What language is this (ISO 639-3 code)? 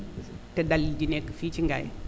wol